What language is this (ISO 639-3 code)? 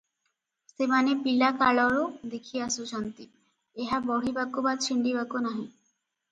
ori